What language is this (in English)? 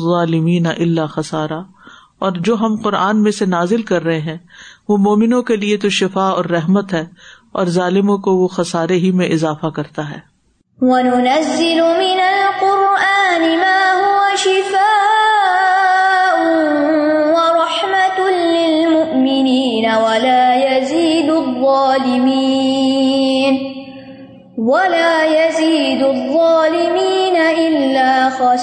Urdu